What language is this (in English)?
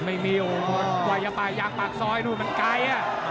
Thai